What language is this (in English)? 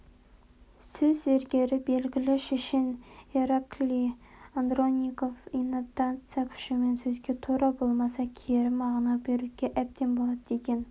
Kazakh